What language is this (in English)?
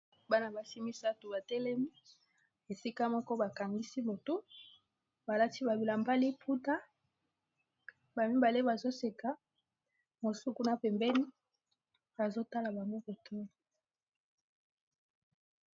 Lingala